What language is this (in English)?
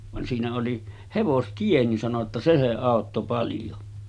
Finnish